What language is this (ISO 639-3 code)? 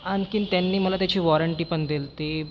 mar